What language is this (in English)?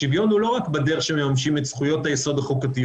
Hebrew